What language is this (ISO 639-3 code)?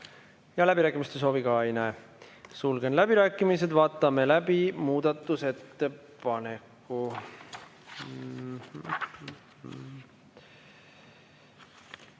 est